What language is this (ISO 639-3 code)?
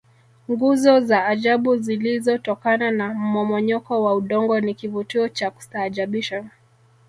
swa